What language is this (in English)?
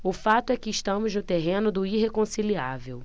Portuguese